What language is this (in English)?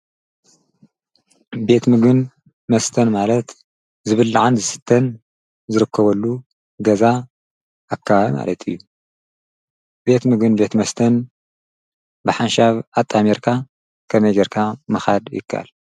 Tigrinya